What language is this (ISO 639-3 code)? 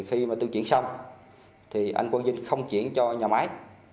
vie